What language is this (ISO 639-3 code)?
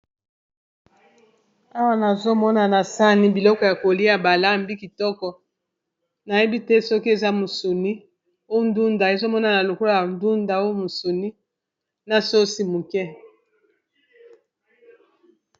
lin